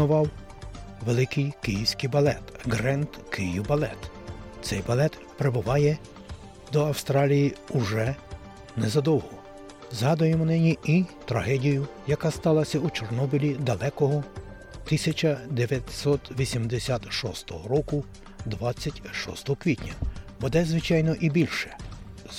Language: Ukrainian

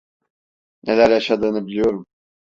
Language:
Turkish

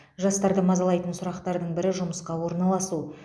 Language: Kazakh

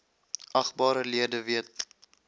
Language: Afrikaans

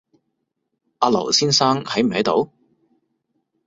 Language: Cantonese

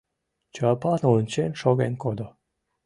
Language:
Mari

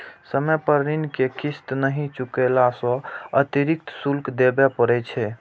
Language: Maithili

